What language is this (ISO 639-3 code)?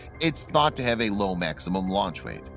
eng